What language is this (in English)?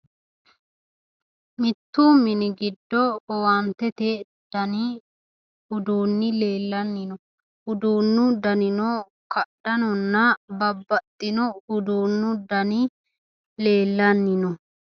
Sidamo